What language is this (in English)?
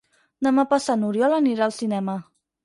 Catalan